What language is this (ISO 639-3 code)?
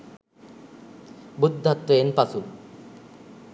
sin